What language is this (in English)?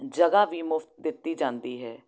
Punjabi